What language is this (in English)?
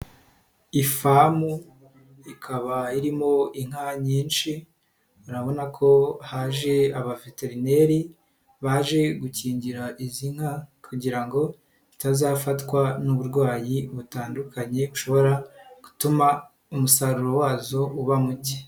Kinyarwanda